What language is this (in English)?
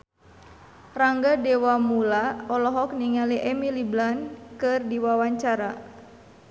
Sundanese